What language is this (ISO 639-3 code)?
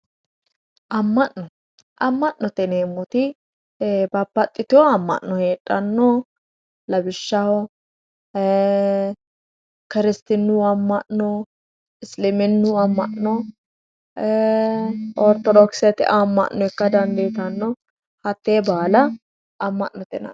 sid